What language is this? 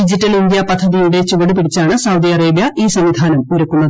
Malayalam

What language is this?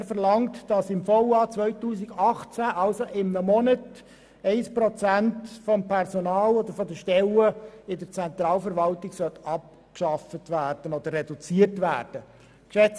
Swiss German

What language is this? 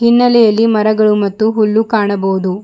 Kannada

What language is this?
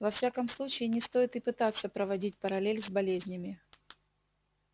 Russian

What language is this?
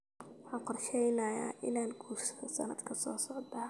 Somali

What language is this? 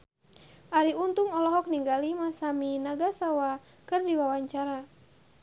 Sundanese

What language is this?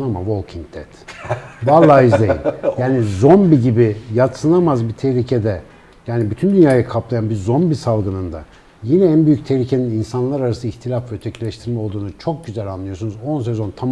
Turkish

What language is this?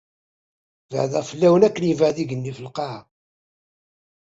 Kabyle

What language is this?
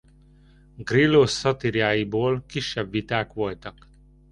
Hungarian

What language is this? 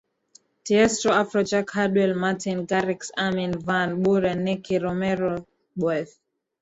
Swahili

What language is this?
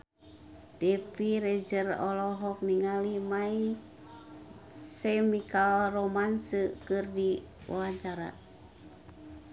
Sundanese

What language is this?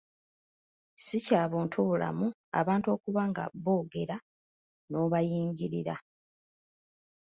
Ganda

